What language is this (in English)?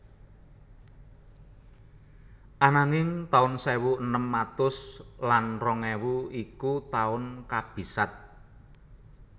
Javanese